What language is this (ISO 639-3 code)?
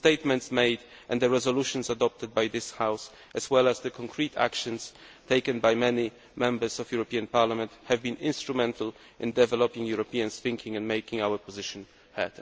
eng